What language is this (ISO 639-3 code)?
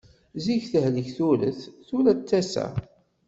kab